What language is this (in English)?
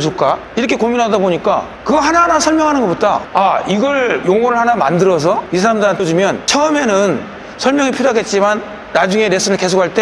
Korean